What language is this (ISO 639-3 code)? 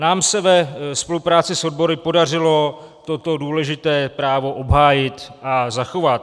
ces